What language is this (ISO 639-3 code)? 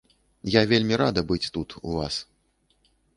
bel